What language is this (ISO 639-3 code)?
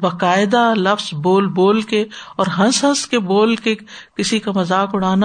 urd